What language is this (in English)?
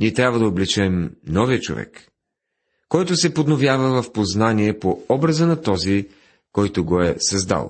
Bulgarian